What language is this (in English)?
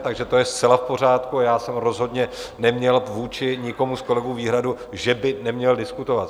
Czech